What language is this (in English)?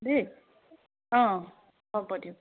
Assamese